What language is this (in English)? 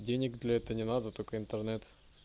Russian